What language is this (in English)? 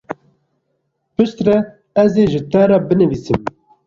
Kurdish